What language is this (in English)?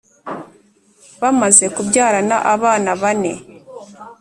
Kinyarwanda